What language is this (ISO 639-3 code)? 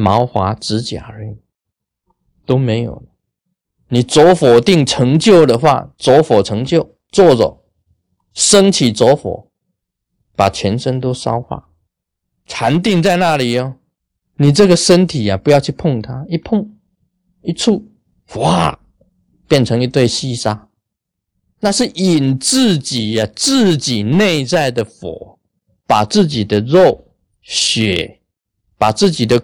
zho